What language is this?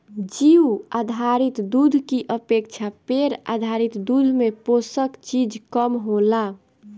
Bhojpuri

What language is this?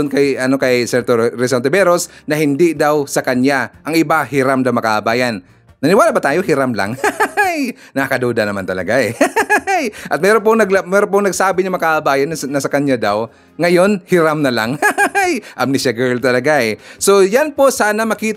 Filipino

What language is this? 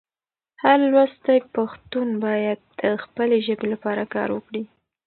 Pashto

